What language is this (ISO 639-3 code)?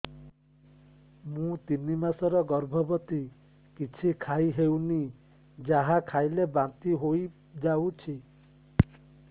ori